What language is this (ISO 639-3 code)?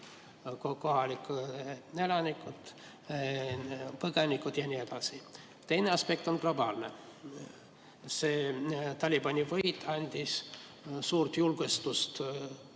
est